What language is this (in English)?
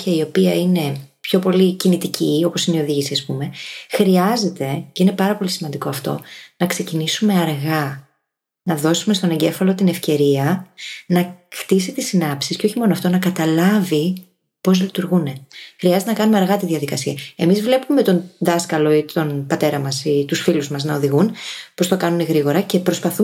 Greek